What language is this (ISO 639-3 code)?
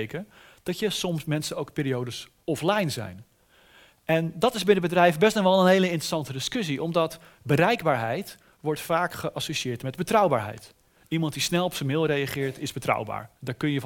nld